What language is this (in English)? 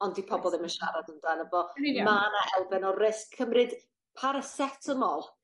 Welsh